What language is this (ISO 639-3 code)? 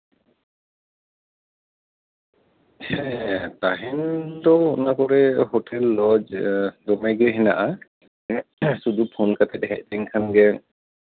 sat